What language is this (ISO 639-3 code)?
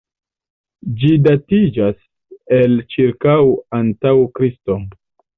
epo